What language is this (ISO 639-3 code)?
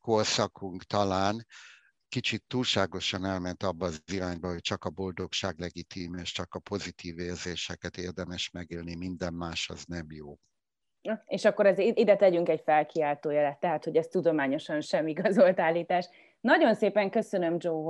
hun